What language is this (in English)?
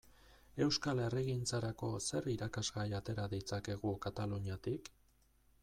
Basque